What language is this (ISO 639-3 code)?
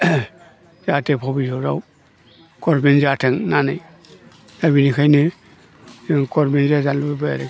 brx